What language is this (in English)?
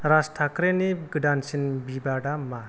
Bodo